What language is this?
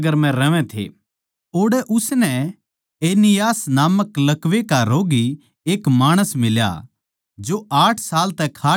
Haryanvi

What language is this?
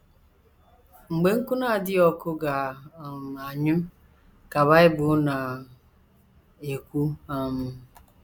Igbo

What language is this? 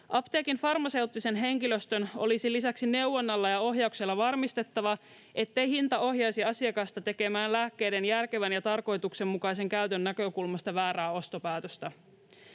Finnish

